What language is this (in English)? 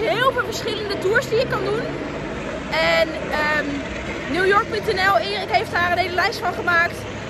Dutch